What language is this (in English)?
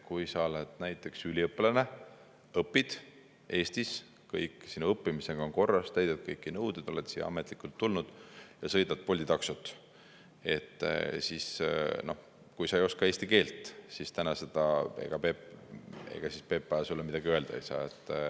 Estonian